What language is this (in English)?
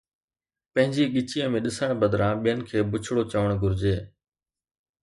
Sindhi